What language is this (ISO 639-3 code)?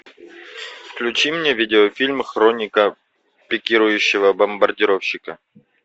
rus